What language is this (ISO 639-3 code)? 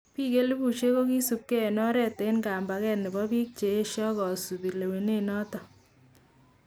kln